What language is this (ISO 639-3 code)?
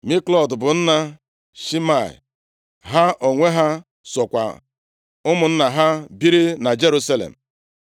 ibo